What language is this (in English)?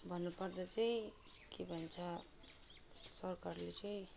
Nepali